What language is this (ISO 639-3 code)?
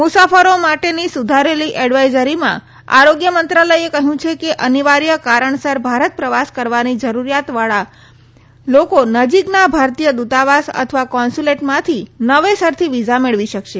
guj